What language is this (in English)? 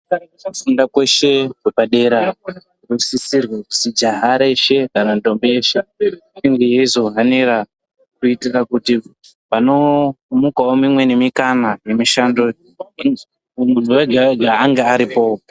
Ndau